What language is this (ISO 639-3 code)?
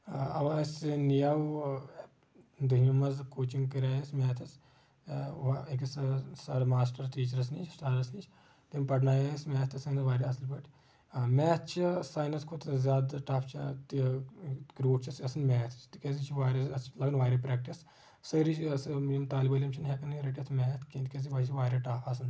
kas